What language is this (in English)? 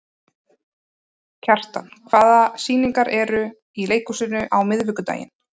Icelandic